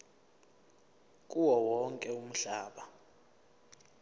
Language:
Zulu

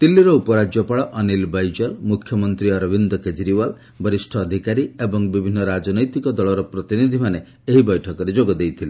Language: Odia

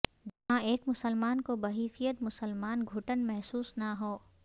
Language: Urdu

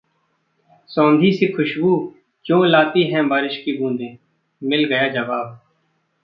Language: Hindi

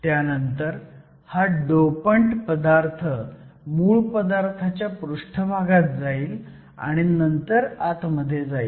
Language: Marathi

